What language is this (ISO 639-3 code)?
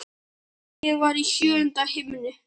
isl